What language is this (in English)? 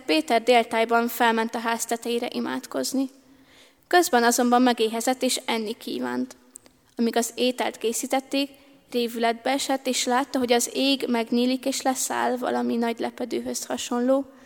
Hungarian